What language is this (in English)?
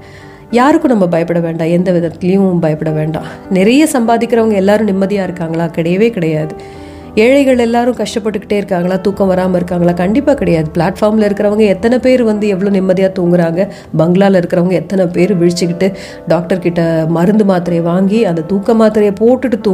Tamil